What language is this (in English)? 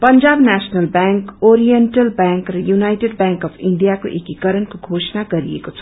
Nepali